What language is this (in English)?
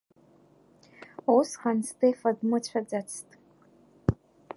Abkhazian